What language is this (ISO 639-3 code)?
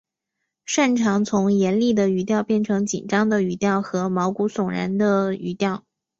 zho